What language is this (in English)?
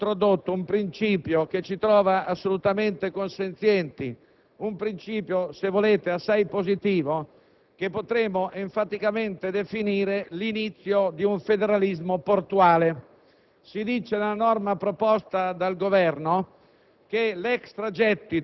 Italian